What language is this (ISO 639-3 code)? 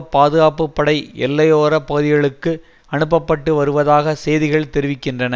tam